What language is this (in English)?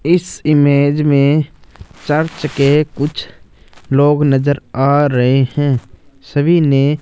Hindi